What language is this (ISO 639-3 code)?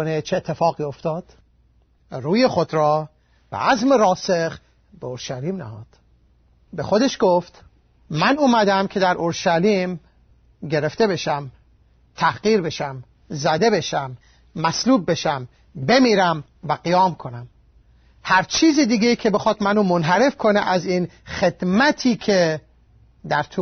fas